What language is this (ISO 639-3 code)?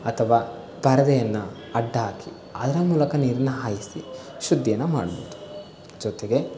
kan